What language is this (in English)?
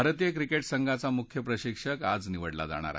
Marathi